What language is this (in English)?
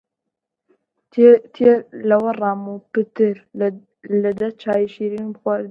Central Kurdish